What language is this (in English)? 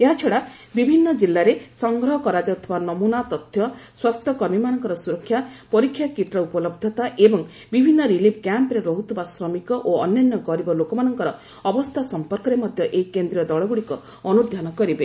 Odia